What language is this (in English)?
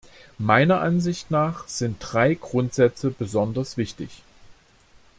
German